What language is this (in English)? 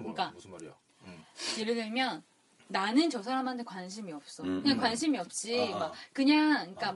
Korean